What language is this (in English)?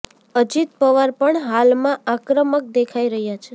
Gujarati